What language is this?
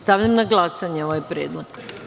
Serbian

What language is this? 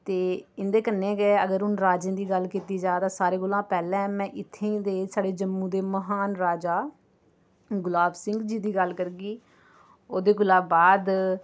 Dogri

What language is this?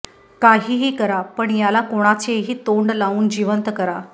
Marathi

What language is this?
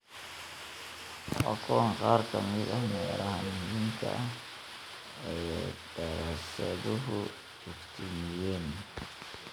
Somali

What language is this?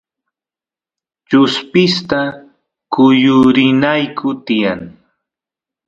Santiago del Estero Quichua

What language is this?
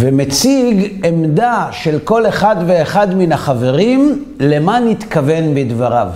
Hebrew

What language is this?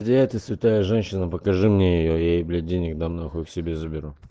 Russian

